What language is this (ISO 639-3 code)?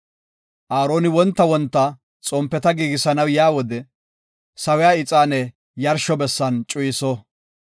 gof